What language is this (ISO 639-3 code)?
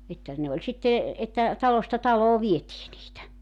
fin